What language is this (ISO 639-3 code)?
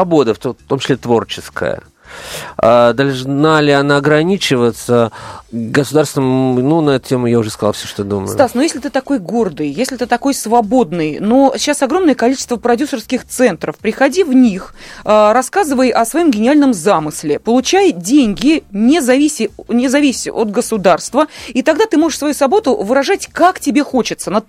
rus